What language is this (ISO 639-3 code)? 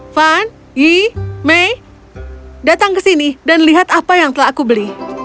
ind